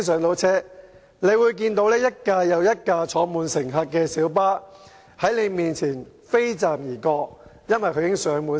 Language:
Cantonese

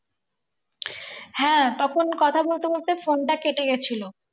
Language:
Bangla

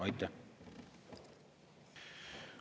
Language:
Estonian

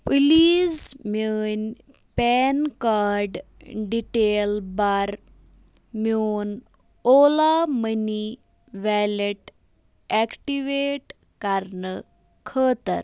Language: Kashmiri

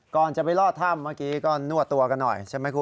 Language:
Thai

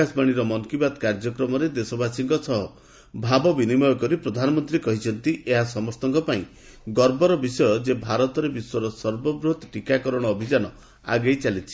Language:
Odia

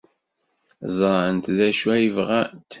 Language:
Kabyle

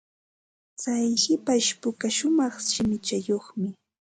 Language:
Ambo-Pasco Quechua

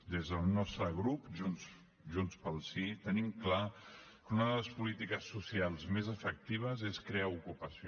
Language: Catalan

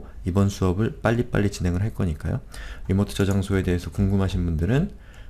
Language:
Korean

